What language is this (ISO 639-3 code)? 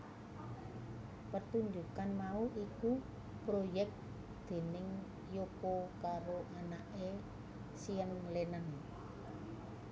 jav